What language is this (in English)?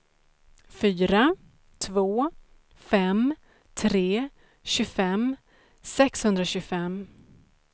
Swedish